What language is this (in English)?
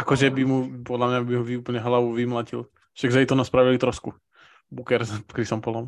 Slovak